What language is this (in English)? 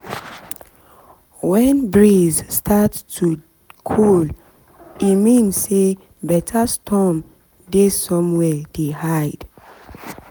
Nigerian Pidgin